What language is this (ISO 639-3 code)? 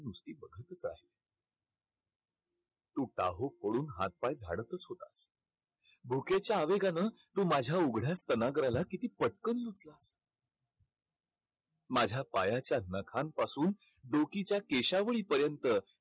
mar